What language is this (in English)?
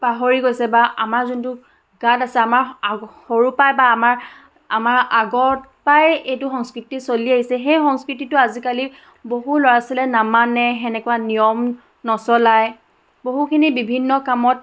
Assamese